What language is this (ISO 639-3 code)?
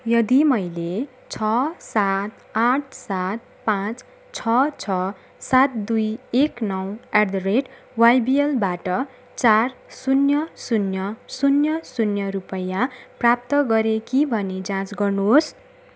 nep